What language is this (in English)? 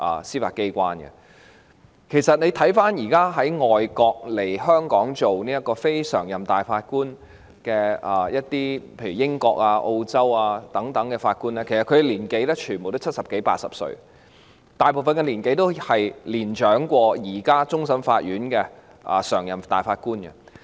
Cantonese